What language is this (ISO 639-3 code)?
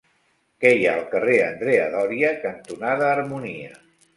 cat